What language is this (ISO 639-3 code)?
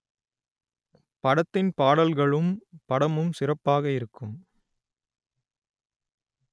tam